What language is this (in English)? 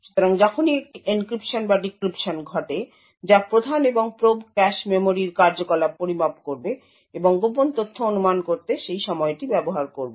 Bangla